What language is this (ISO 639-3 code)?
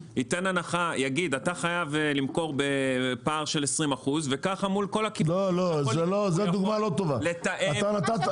heb